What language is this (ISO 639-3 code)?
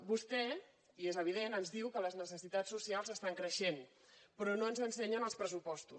cat